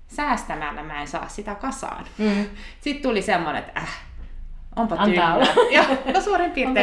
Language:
Finnish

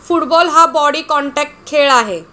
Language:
Marathi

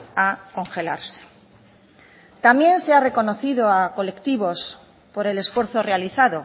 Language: Spanish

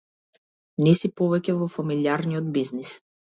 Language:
Macedonian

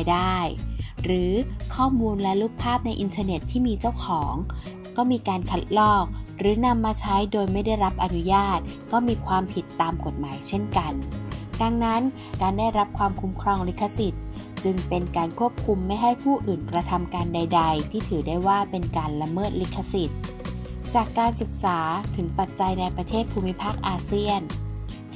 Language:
Thai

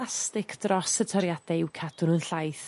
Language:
Welsh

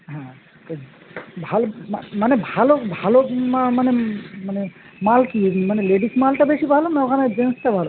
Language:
Bangla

